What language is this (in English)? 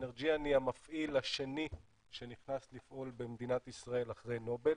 Hebrew